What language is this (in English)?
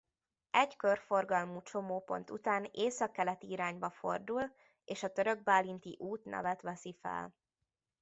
Hungarian